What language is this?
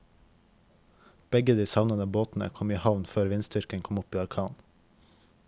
Norwegian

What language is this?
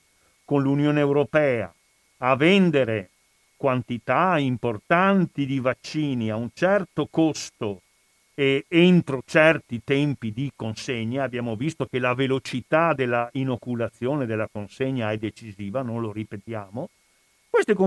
Italian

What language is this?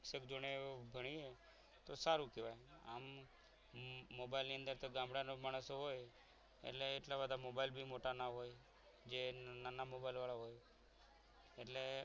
Gujarati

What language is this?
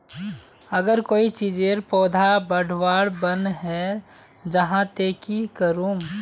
Magahi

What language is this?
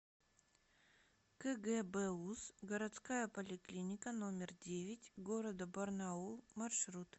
Russian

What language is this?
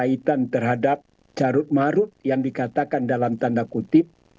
Indonesian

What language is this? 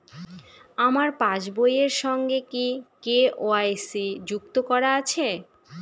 Bangla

